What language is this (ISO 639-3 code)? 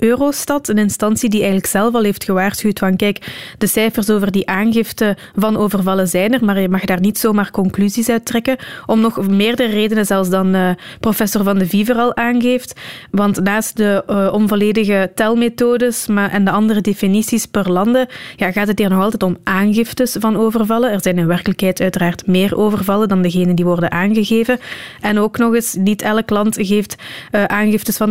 nld